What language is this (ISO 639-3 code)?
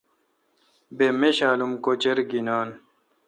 xka